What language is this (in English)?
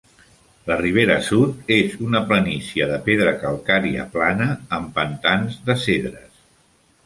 Catalan